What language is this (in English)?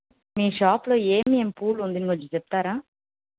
Telugu